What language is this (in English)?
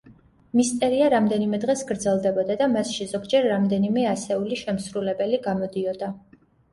Georgian